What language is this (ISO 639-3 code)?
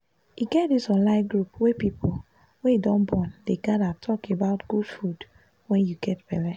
pcm